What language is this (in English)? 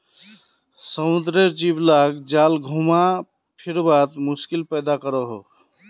Magahi